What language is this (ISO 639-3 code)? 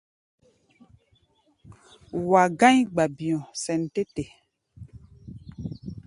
gba